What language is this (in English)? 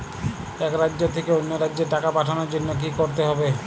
Bangla